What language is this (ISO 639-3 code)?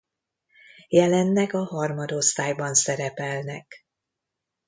hun